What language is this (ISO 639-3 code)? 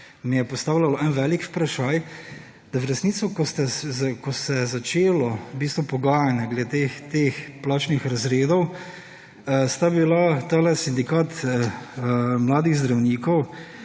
slv